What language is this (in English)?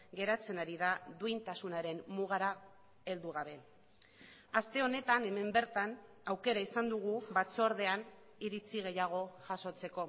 Basque